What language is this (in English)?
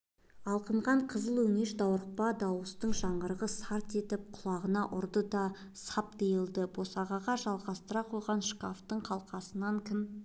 Kazakh